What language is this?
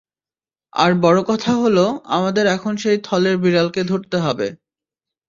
Bangla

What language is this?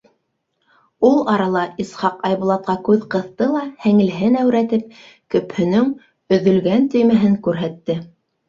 Bashkir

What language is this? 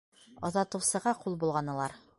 Bashkir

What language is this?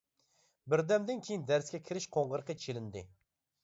Uyghur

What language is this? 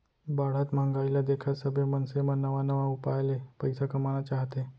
Chhattisgarhi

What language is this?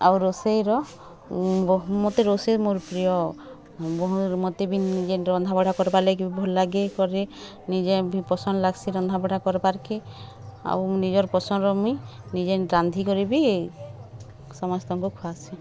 Odia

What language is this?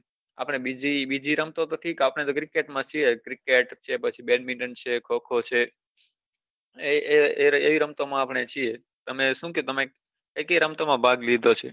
Gujarati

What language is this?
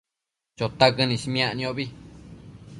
Matsés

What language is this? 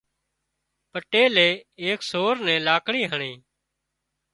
Wadiyara Koli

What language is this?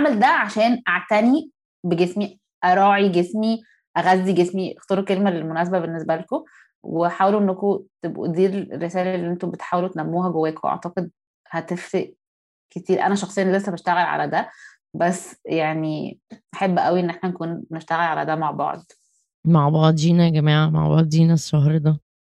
Arabic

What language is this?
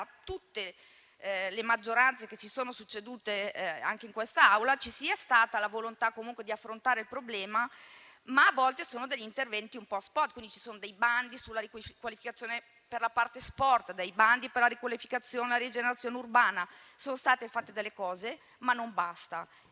Italian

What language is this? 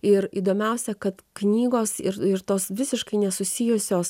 Lithuanian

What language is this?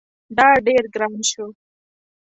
Pashto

